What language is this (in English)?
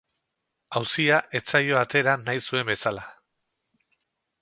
Basque